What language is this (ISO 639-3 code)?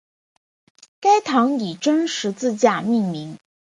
zho